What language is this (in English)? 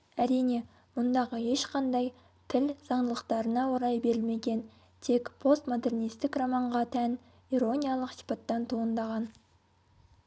Kazakh